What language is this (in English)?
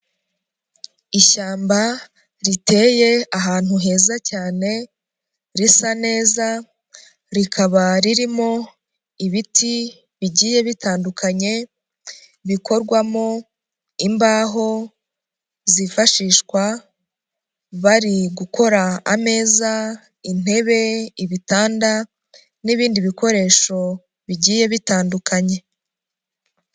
Kinyarwanda